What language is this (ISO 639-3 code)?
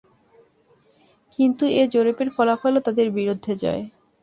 ben